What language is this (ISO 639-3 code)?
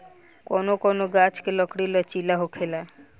bho